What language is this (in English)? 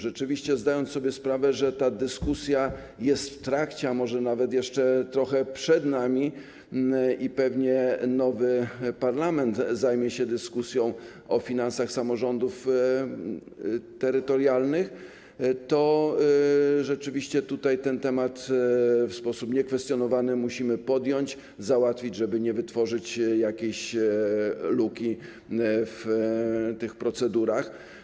Polish